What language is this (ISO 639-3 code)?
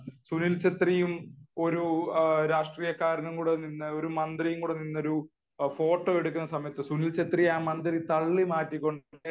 mal